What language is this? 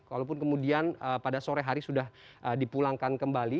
Indonesian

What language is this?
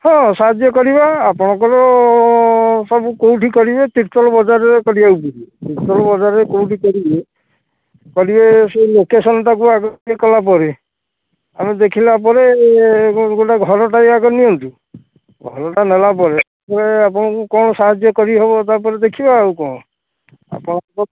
Odia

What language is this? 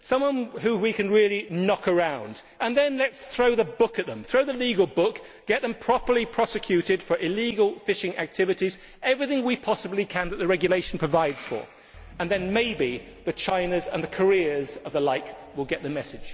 English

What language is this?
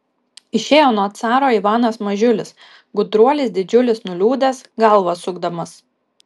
Lithuanian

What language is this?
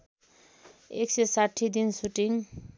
Nepali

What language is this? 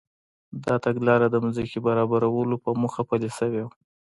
Pashto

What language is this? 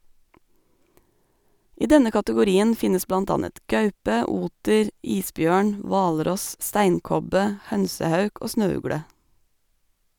Norwegian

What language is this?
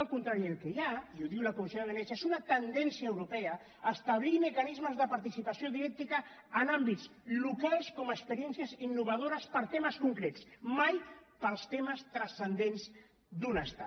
Catalan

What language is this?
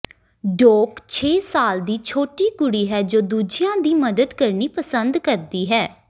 Punjabi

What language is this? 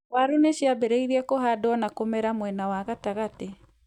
Kikuyu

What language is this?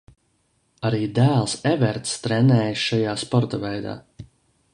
Latvian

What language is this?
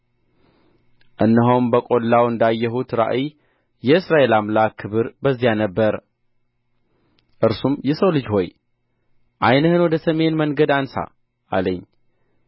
Amharic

